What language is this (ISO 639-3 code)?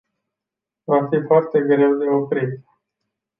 ron